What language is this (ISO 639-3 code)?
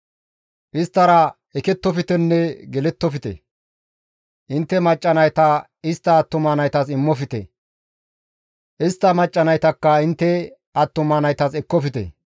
gmv